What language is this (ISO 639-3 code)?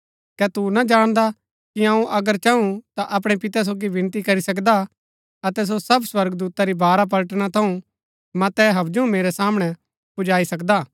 gbk